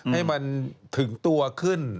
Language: Thai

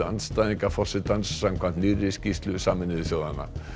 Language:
Icelandic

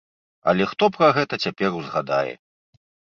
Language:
Belarusian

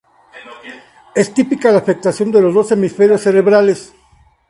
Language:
Spanish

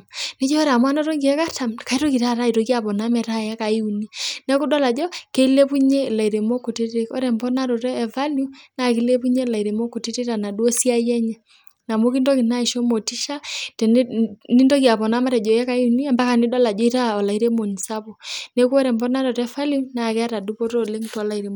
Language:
Masai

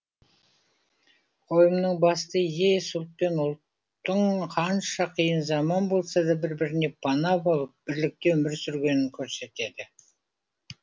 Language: Kazakh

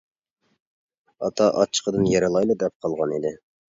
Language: Uyghur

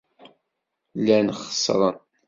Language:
Kabyle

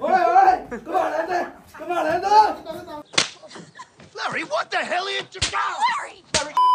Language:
Punjabi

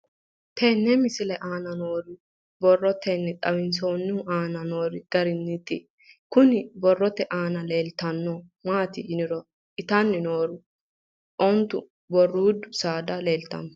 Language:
Sidamo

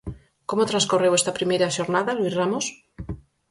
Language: Galician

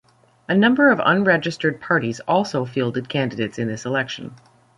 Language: English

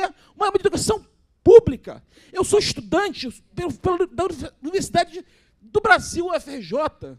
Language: Portuguese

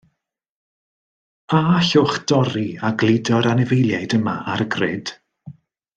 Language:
Welsh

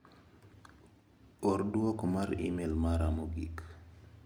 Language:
Luo (Kenya and Tanzania)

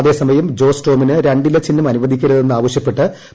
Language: Malayalam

